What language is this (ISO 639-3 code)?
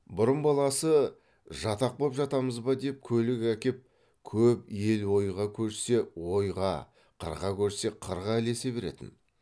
kaz